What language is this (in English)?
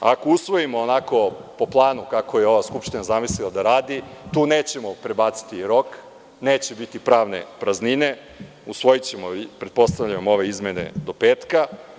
Serbian